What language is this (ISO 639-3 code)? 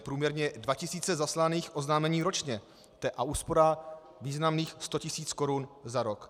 ces